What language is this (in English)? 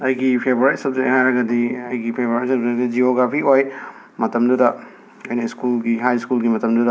Manipuri